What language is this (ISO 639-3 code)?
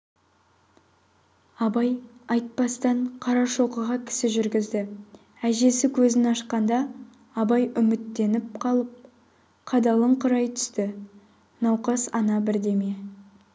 kaz